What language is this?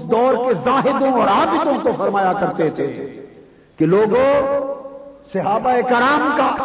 Urdu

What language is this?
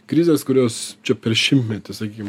Lithuanian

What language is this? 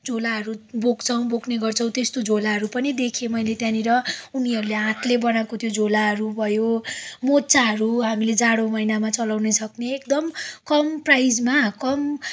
Nepali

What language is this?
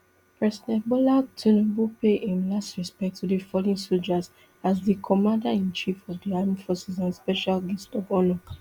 Nigerian Pidgin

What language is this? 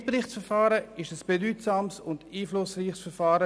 Swiss German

